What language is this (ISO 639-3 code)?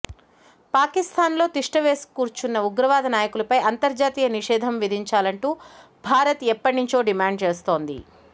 tel